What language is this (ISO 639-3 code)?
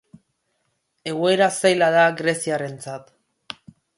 eus